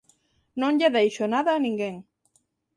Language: Galician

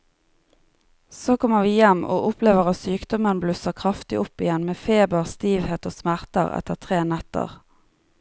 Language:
Norwegian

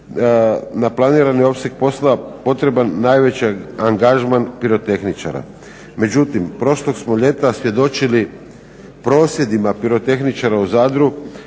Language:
Croatian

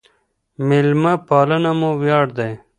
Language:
Pashto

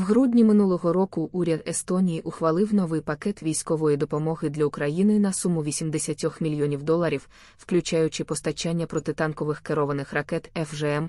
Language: Ukrainian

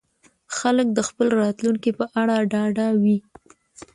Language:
Pashto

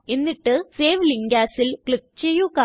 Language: Malayalam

